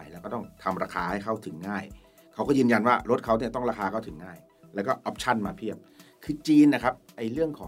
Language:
Thai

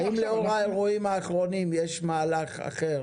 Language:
Hebrew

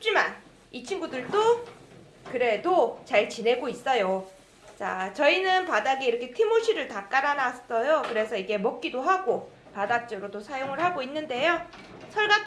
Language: Korean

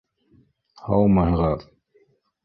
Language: Bashkir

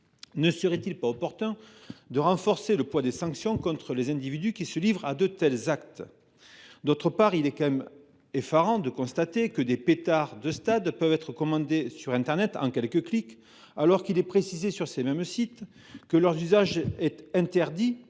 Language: French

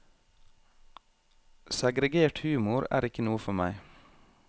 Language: Norwegian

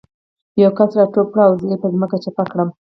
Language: Pashto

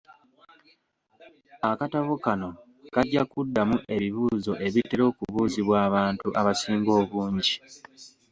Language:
Ganda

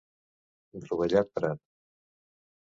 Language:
Catalan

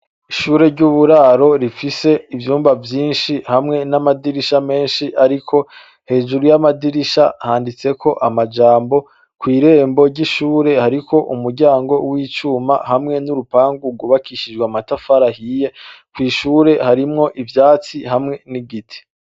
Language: Rundi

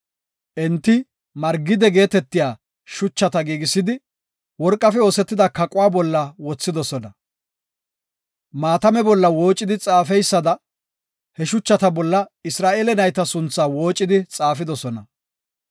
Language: Gofa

